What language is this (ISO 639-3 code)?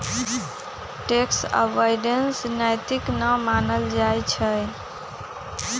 mag